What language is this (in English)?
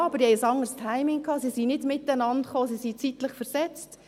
Swiss German